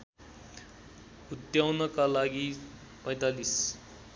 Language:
Nepali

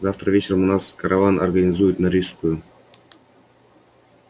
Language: Russian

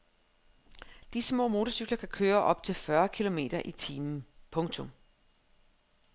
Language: Danish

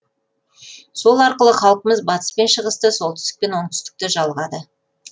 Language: Kazakh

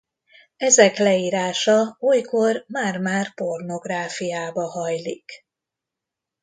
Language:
Hungarian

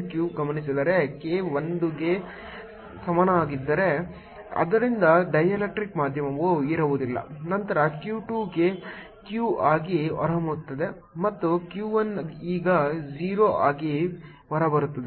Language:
Kannada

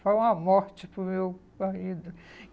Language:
Portuguese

